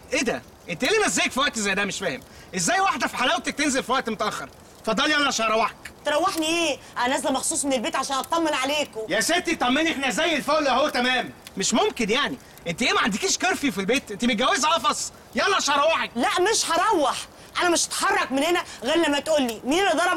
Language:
Arabic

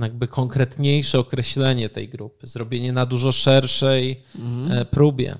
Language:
Polish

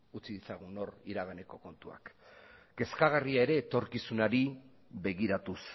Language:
Basque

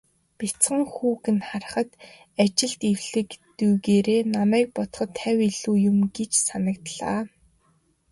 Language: Mongolian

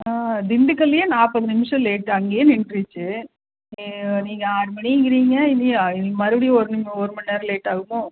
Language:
Tamil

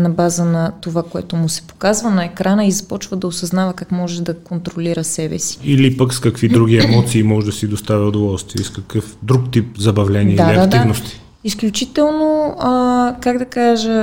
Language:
Bulgarian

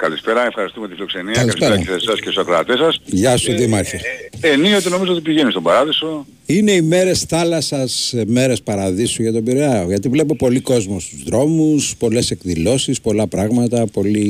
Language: Greek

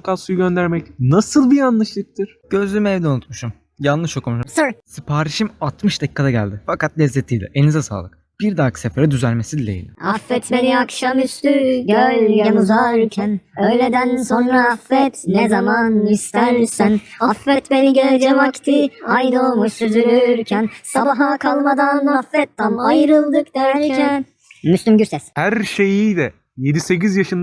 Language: Turkish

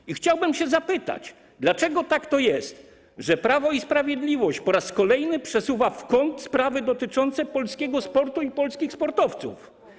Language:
Polish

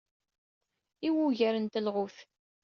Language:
Kabyle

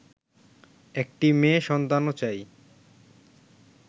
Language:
Bangla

